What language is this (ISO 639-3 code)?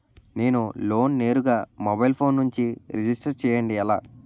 tel